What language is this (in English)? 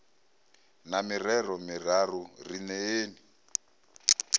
Venda